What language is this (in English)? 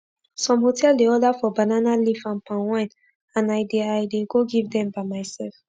Nigerian Pidgin